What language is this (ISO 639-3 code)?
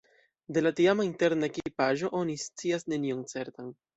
epo